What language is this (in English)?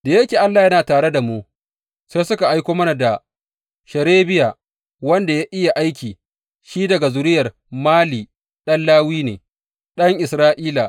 Hausa